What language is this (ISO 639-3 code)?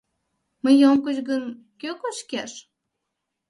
chm